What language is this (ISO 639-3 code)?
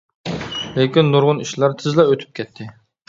uig